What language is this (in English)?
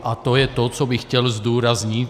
Czech